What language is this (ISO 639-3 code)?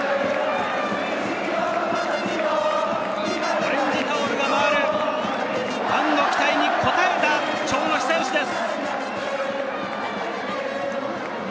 jpn